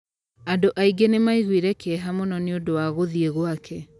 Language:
Kikuyu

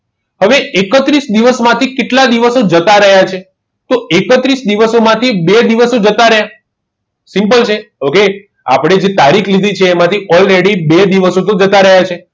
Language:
Gujarati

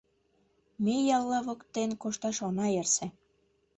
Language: Mari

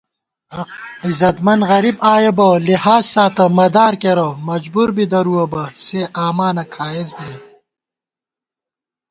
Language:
Gawar-Bati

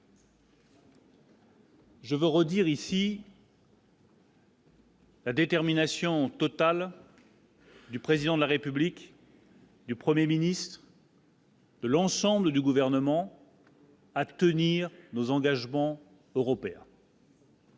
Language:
French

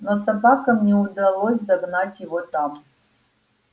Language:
Russian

